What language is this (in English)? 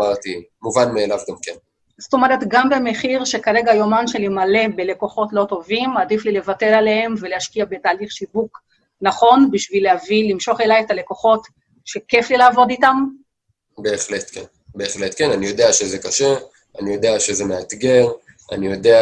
Hebrew